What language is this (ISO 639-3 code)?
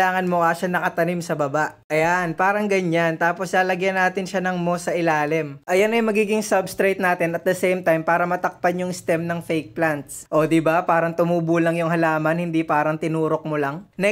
fil